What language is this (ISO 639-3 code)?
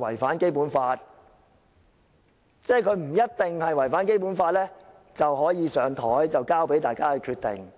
yue